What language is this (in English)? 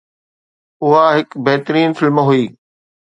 Sindhi